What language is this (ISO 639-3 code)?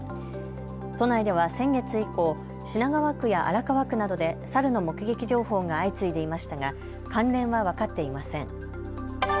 jpn